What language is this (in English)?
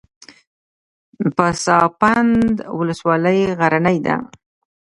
Pashto